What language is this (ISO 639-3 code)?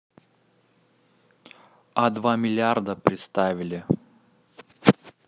rus